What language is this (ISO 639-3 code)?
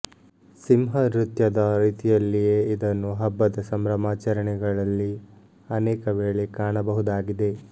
kan